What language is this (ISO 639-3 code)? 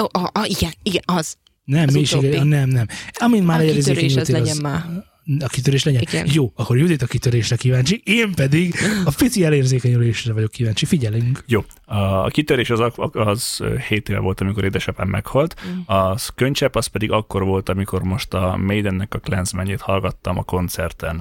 hun